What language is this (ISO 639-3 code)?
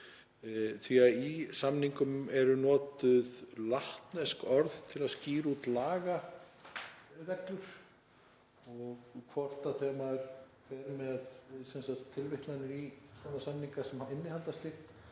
isl